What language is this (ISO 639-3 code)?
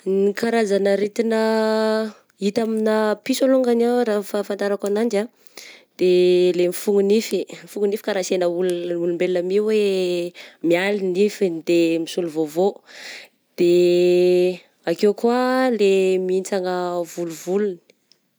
bzc